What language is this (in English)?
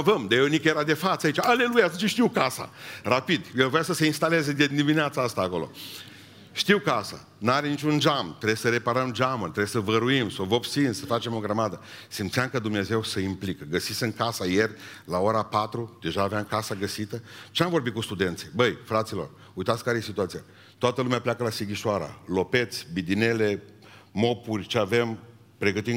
Romanian